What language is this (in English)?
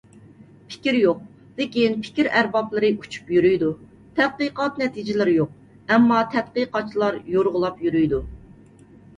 Uyghur